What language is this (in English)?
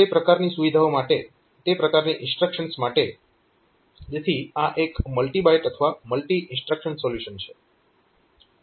Gujarati